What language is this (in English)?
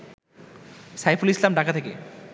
Bangla